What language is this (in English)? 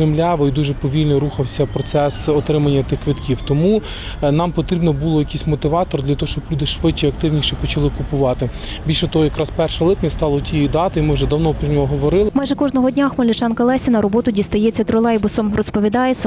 Ukrainian